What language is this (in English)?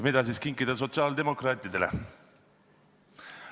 Estonian